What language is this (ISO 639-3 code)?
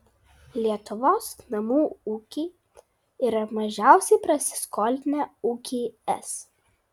lit